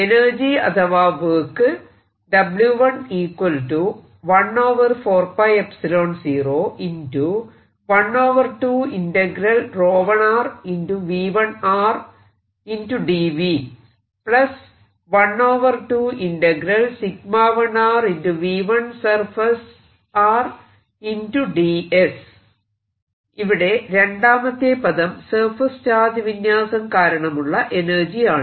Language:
Malayalam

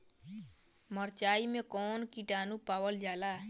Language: Bhojpuri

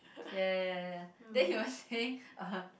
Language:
English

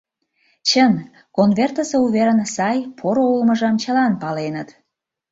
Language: Mari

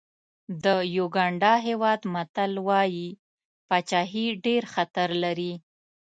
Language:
Pashto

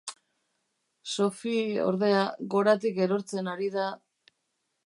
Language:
Basque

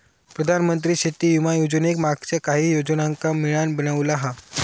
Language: Marathi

